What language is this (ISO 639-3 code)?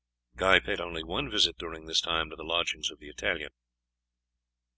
eng